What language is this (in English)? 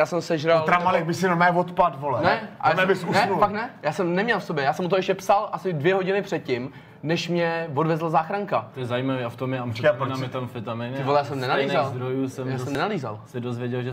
Czech